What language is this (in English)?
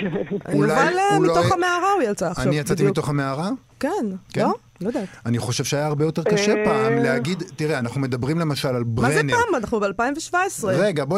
Hebrew